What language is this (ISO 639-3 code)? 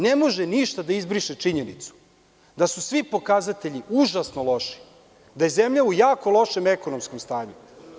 srp